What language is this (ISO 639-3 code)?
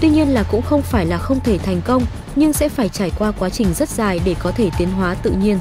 vie